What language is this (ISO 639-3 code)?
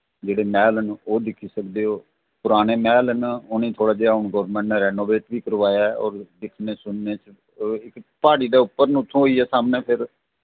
doi